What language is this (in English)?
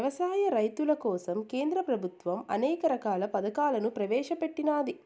Telugu